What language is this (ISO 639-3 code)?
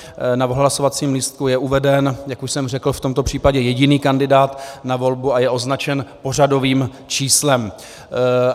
ces